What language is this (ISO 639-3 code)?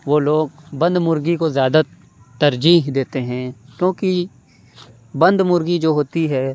urd